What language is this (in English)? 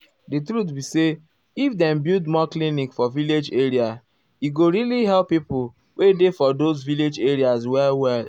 Nigerian Pidgin